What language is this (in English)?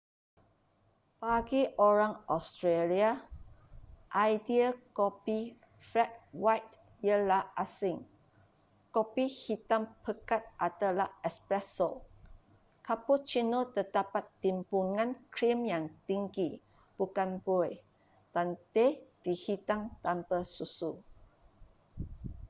Malay